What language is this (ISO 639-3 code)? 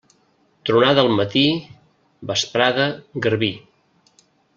cat